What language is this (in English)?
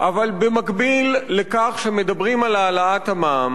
Hebrew